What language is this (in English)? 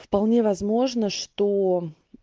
Russian